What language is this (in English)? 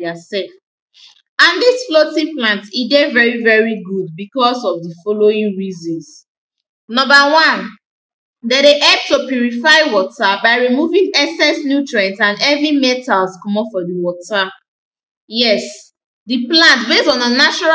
Nigerian Pidgin